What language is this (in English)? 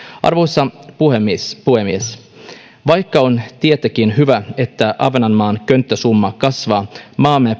Finnish